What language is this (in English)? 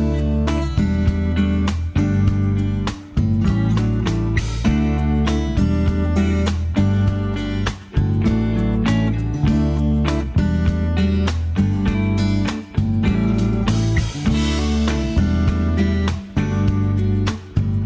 Vietnamese